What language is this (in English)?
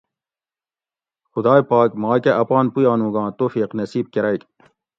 Gawri